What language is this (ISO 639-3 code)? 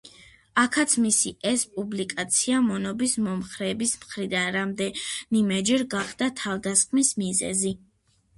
kat